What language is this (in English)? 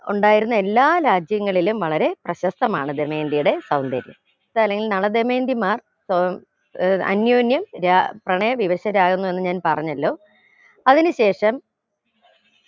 Malayalam